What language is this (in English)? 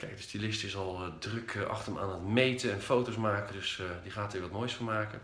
Dutch